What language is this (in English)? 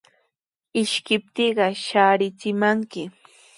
Sihuas Ancash Quechua